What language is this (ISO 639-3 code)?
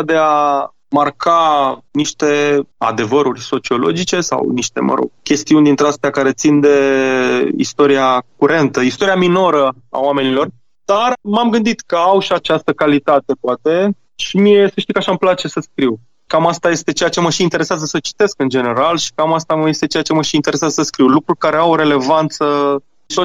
ron